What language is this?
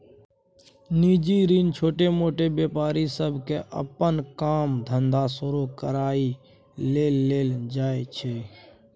Maithili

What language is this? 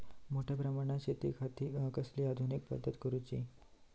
Marathi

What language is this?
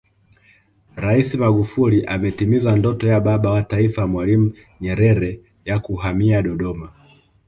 Swahili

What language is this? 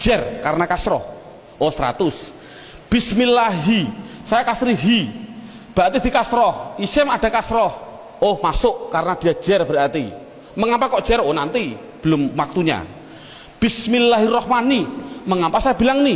Indonesian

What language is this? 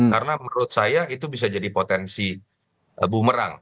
Indonesian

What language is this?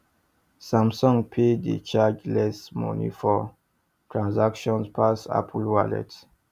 Nigerian Pidgin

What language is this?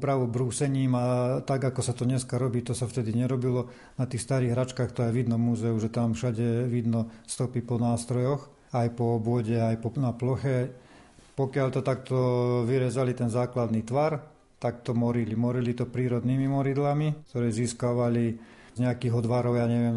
Slovak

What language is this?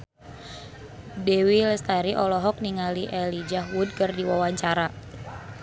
Sundanese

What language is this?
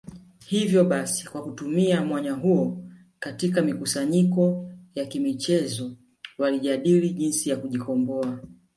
Swahili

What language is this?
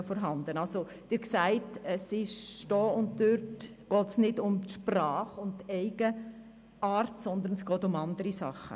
Swiss German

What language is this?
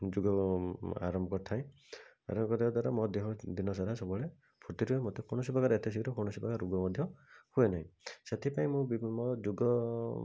Odia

